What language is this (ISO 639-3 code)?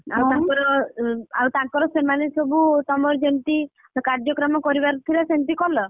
ori